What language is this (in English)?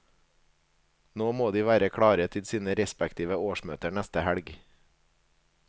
Norwegian